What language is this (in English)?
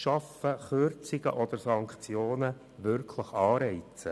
Swiss German